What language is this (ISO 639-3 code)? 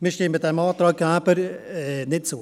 gsw